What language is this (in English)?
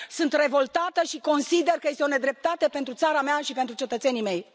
Romanian